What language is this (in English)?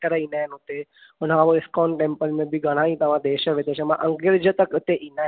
Sindhi